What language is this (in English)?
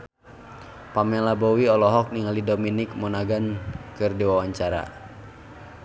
Sundanese